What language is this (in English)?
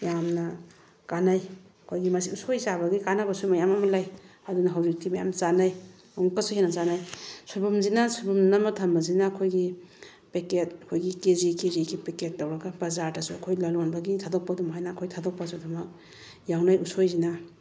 Manipuri